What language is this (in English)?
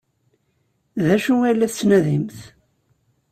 Kabyle